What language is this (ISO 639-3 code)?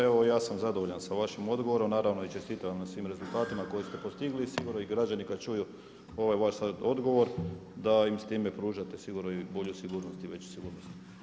hrv